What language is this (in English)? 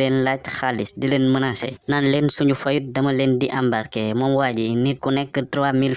Dutch